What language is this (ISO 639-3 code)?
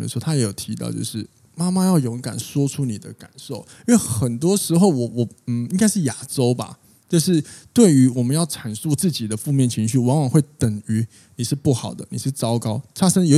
zho